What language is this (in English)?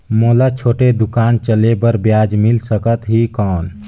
Chhattisgarhi